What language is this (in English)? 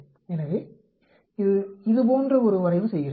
Tamil